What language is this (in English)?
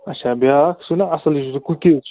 Kashmiri